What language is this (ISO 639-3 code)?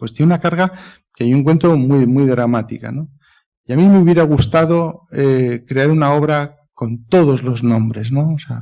spa